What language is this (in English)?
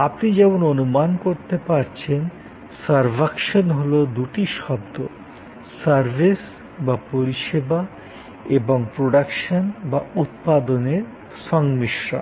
Bangla